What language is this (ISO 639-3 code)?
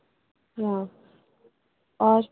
urd